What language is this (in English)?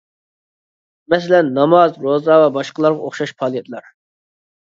Uyghur